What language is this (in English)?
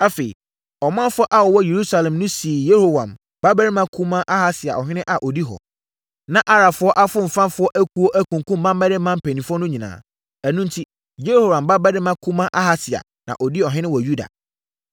Akan